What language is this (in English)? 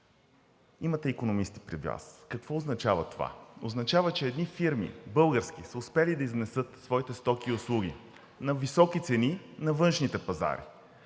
Bulgarian